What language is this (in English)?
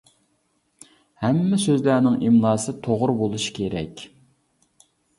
Uyghur